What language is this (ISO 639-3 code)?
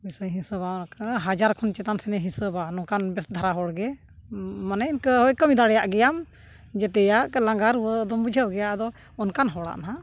sat